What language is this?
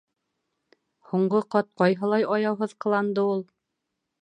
Bashkir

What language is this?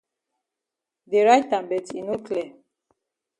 Cameroon Pidgin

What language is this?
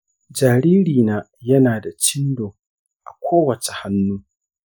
Hausa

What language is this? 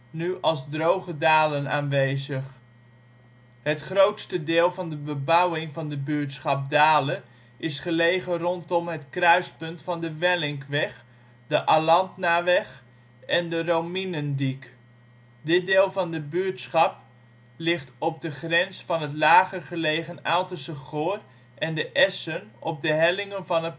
Dutch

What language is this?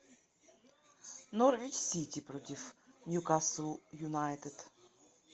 Russian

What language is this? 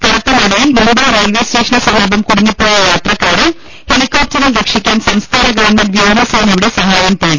Malayalam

